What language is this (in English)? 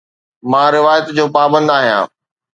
Sindhi